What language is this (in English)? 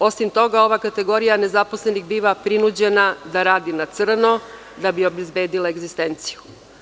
Serbian